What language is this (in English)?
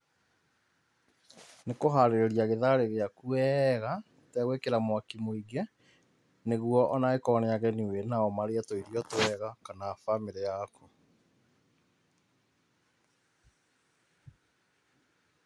Kikuyu